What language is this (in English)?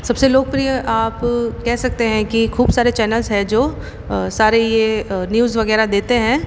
Hindi